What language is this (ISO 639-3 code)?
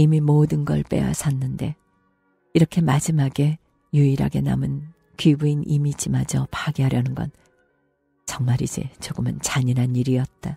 kor